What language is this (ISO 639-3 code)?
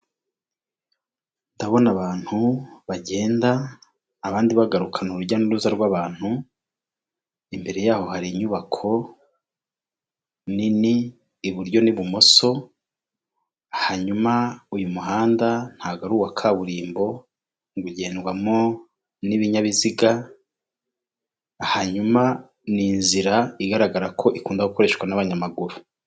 kin